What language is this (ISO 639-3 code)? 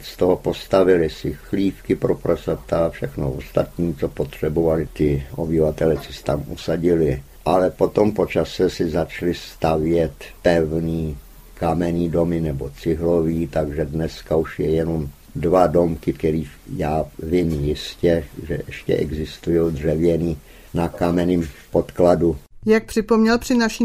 ces